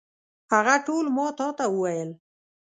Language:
Pashto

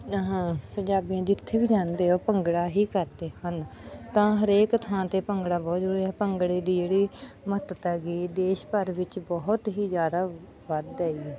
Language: Punjabi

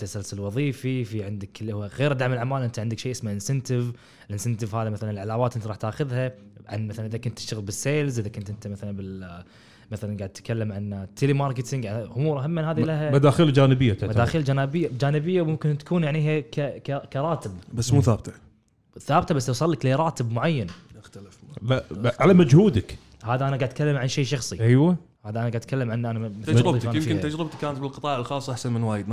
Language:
Arabic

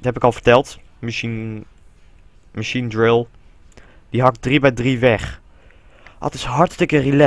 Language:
Dutch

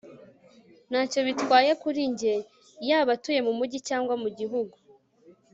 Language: Kinyarwanda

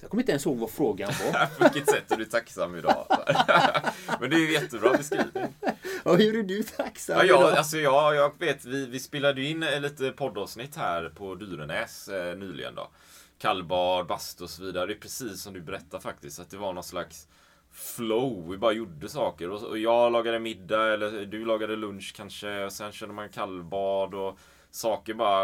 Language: Swedish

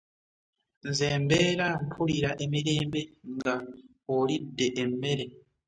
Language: Ganda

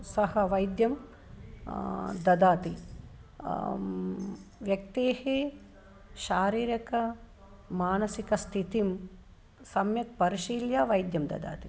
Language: Sanskrit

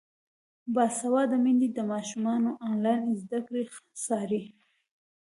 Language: Pashto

